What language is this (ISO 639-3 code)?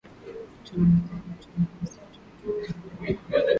swa